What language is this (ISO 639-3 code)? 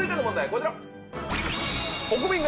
jpn